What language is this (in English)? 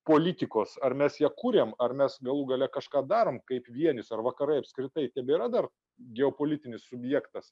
Lithuanian